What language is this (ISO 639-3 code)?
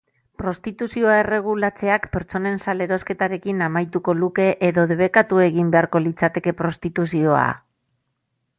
eus